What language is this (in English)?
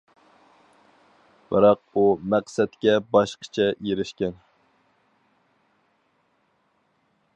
Uyghur